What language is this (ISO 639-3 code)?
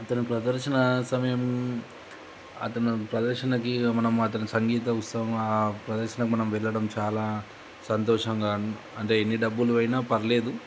tel